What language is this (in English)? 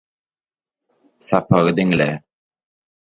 Turkmen